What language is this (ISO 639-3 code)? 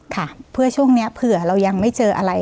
tha